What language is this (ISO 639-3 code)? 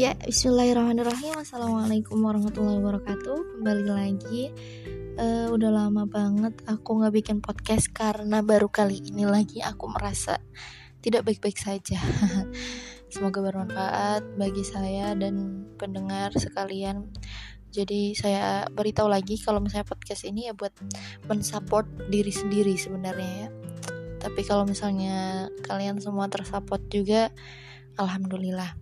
ind